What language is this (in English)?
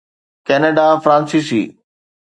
Sindhi